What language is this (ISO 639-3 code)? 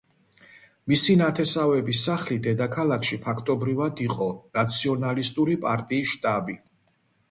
kat